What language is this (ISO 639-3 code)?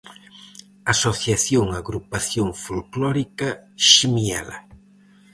glg